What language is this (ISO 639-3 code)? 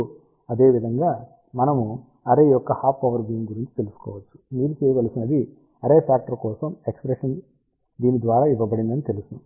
tel